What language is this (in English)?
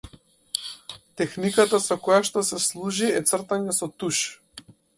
Macedonian